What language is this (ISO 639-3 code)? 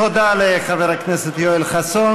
heb